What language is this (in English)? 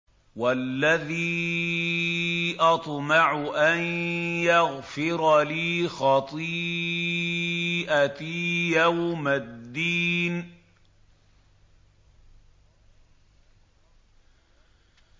Arabic